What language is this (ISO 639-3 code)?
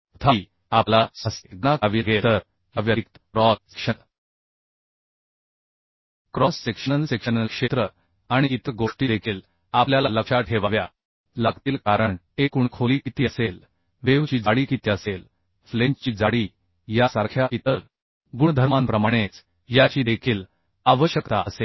mar